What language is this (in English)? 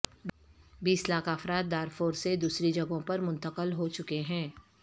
Urdu